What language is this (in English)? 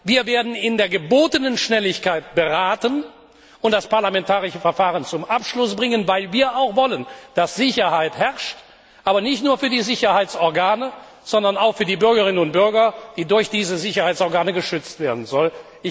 German